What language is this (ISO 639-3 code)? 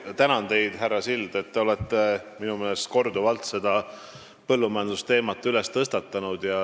est